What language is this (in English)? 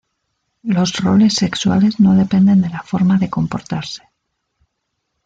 Spanish